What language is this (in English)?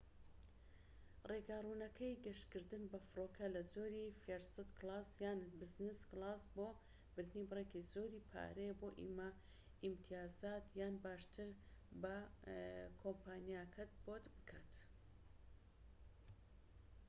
Central Kurdish